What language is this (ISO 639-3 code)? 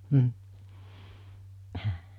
fin